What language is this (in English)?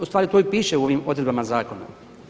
Croatian